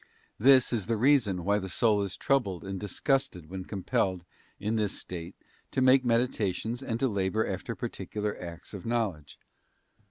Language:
English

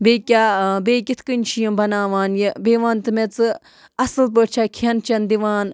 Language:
Kashmiri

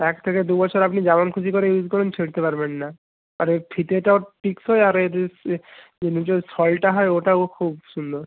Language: Bangla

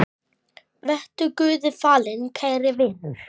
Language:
Icelandic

